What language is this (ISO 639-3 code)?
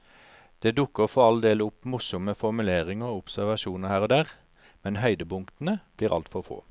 nor